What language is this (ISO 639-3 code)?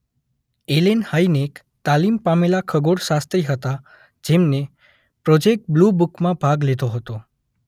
guj